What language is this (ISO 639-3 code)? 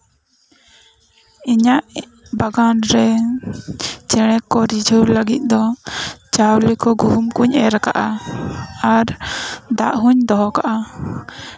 sat